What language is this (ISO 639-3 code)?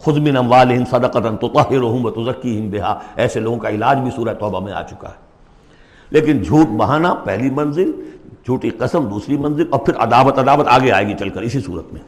urd